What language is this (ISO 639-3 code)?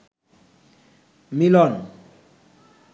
ben